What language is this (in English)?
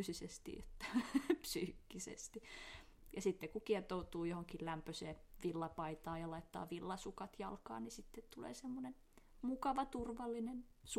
Finnish